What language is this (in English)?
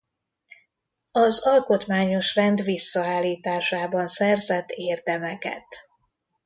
Hungarian